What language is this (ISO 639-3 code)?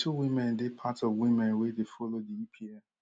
pcm